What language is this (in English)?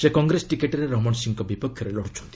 Odia